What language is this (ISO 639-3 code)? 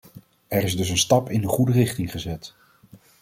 nld